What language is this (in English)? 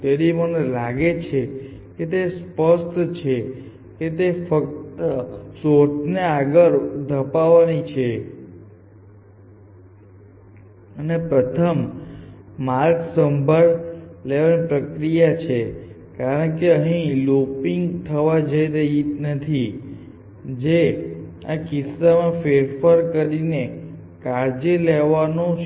Gujarati